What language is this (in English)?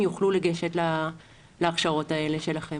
Hebrew